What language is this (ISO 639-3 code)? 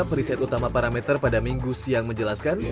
ind